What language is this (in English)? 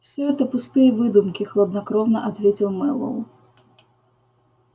Russian